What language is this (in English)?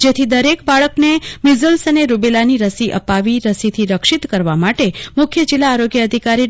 Gujarati